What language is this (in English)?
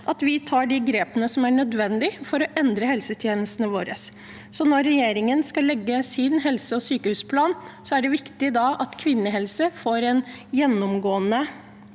Norwegian